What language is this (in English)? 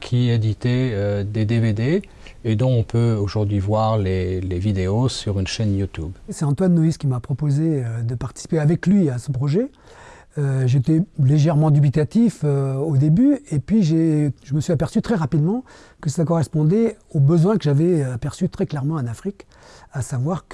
French